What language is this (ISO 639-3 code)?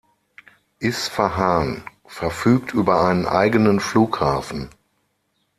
deu